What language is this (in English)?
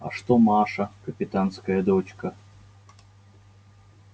Russian